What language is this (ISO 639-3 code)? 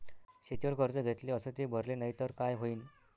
mar